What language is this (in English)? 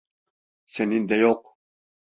Turkish